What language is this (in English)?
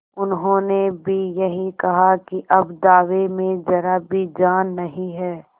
Hindi